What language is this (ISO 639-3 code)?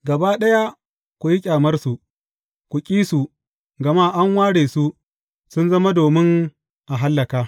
hau